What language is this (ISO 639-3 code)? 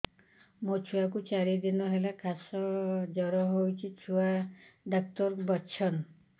ori